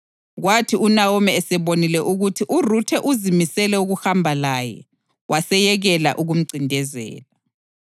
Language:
North Ndebele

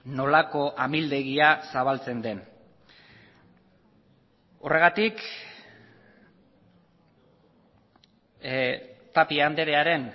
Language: Basque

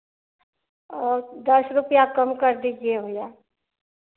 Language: Hindi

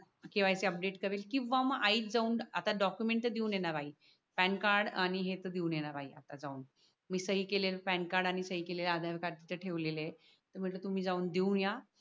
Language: Marathi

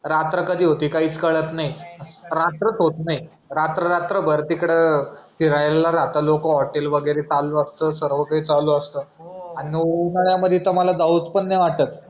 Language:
Marathi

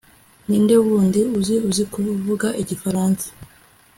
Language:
Kinyarwanda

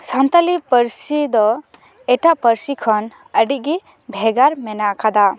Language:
Santali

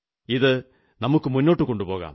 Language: Malayalam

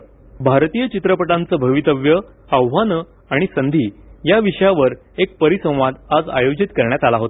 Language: Marathi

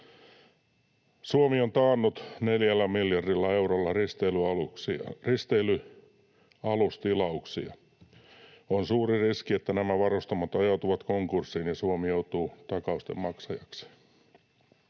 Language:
Finnish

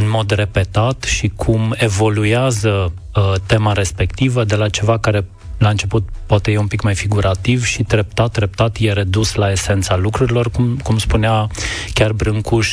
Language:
Romanian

